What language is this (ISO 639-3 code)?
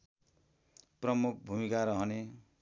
nep